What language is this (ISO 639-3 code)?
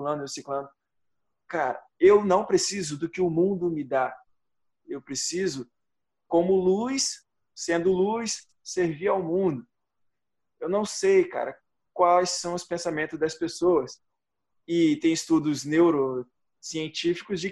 por